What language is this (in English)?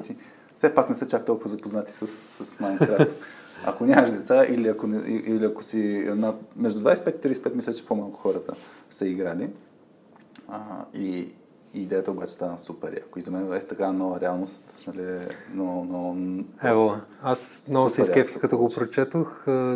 Bulgarian